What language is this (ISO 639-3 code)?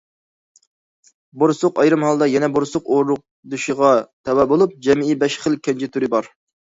uig